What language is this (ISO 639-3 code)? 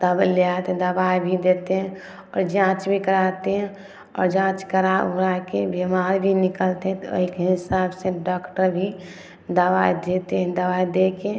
mai